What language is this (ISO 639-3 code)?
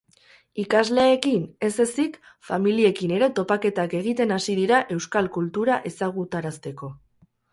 eus